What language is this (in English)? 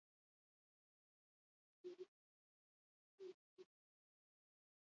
Basque